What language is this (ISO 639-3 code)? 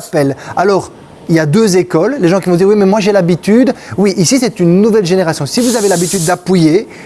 fra